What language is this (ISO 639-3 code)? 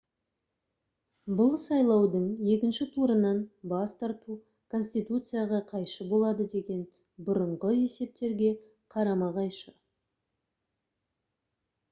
kaz